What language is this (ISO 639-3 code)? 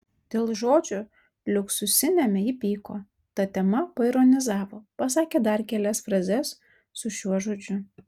lit